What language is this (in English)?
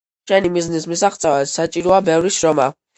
Georgian